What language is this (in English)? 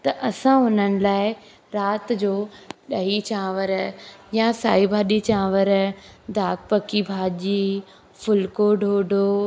Sindhi